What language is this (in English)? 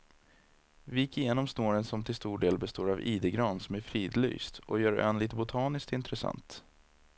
Swedish